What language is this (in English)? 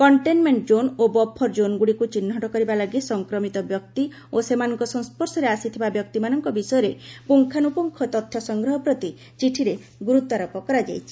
Odia